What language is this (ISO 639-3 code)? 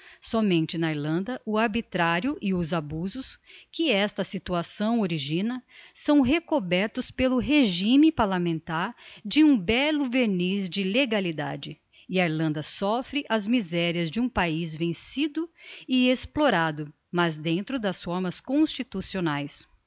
por